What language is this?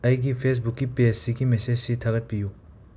Manipuri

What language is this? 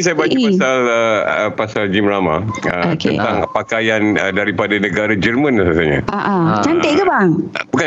Malay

